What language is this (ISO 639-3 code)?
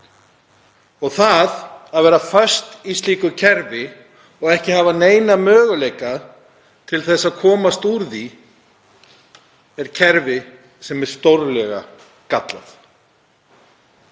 isl